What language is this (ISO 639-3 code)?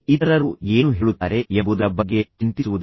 kan